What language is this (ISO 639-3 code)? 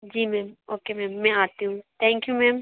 hin